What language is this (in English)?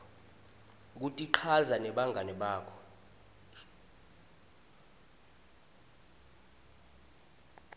Swati